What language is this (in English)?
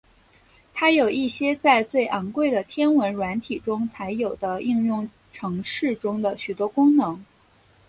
Chinese